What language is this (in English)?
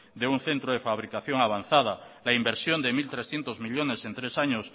Spanish